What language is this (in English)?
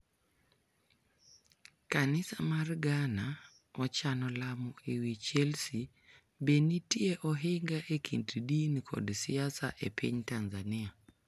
Luo (Kenya and Tanzania)